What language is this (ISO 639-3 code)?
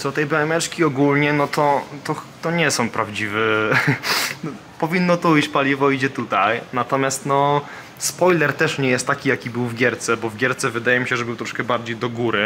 pol